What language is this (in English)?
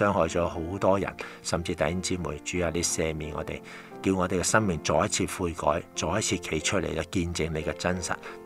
Chinese